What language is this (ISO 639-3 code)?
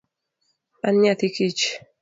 luo